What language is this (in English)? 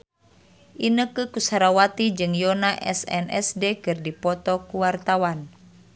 Sundanese